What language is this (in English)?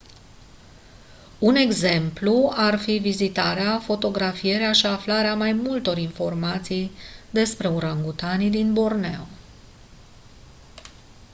Romanian